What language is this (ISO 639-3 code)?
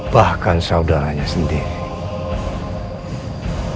ind